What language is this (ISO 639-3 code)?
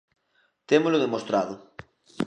glg